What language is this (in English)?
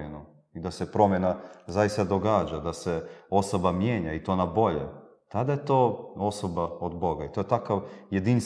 Croatian